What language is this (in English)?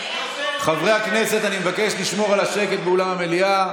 Hebrew